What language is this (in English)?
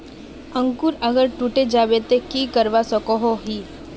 Magahi